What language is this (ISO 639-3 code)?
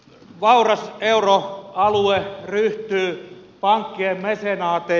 fin